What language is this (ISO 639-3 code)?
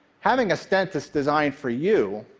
eng